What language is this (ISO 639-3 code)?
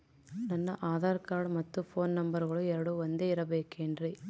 kan